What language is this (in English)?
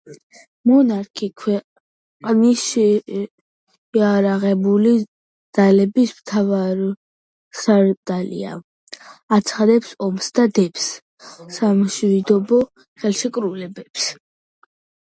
Georgian